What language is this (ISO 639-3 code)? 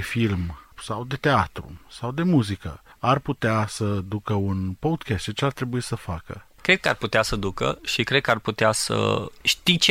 ron